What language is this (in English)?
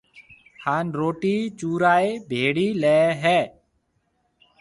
Marwari (Pakistan)